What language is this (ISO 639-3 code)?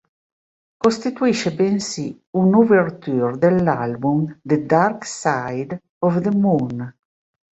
ita